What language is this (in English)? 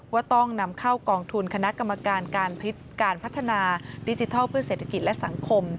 Thai